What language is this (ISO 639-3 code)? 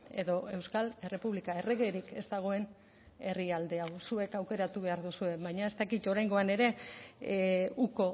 eus